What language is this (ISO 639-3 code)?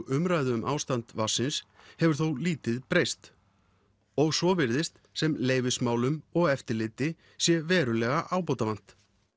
isl